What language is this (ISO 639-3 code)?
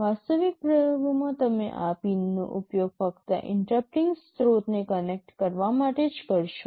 guj